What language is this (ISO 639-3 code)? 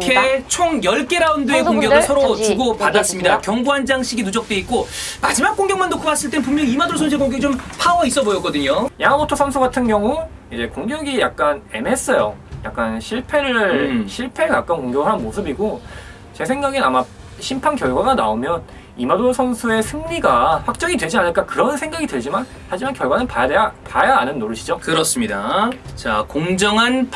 kor